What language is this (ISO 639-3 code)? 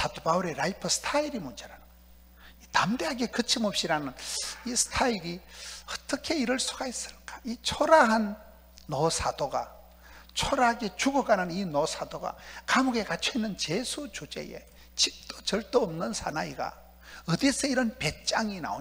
kor